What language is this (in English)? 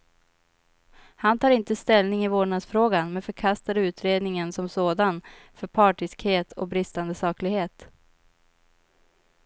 Swedish